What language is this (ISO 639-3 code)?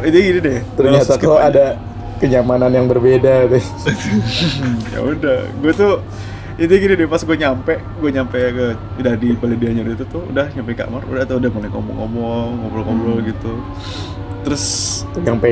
ind